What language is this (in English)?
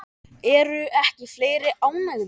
Icelandic